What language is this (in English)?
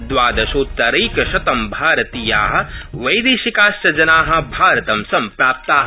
Sanskrit